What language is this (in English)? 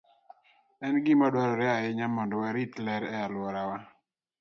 Luo (Kenya and Tanzania)